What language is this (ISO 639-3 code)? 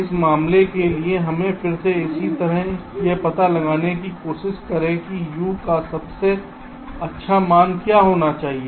hin